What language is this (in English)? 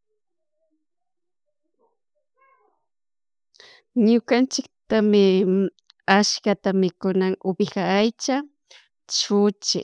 Chimborazo Highland Quichua